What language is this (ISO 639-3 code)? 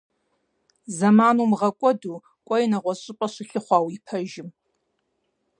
kbd